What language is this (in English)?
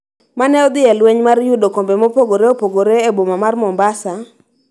Luo (Kenya and Tanzania)